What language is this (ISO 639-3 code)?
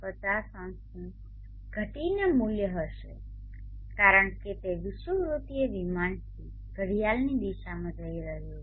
guj